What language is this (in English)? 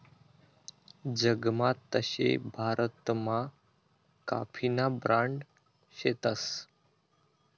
Marathi